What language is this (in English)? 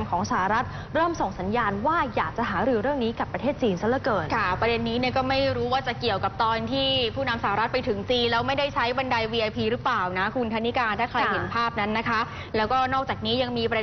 Thai